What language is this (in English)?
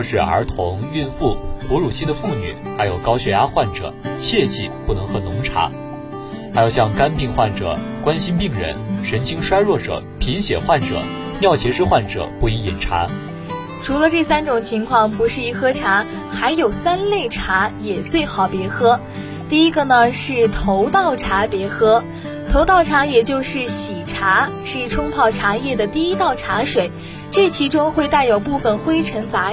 Chinese